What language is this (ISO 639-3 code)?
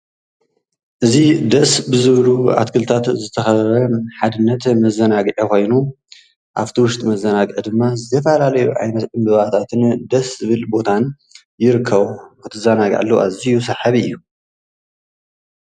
tir